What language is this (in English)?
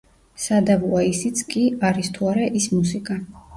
Georgian